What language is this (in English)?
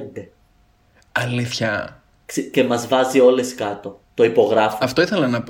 Greek